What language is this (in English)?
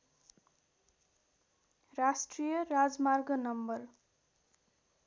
Nepali